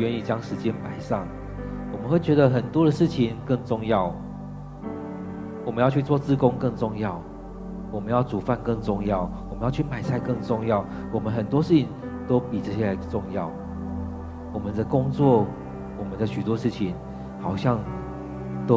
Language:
Chinese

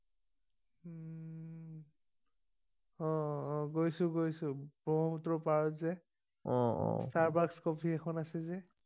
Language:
Assamese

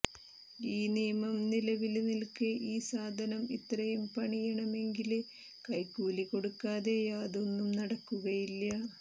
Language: Malayalam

